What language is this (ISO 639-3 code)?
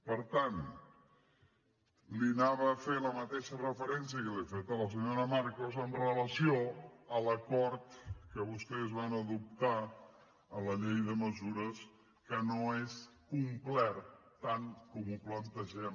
cat